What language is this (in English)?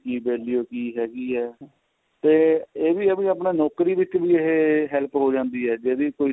Punjabi